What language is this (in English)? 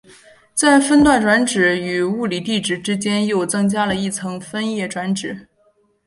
Chinese